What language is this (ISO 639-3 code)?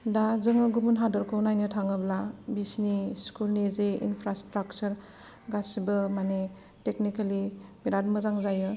brx